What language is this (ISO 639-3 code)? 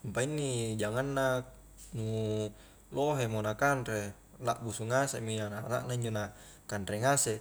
kjk